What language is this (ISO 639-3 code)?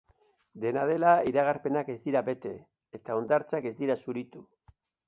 eus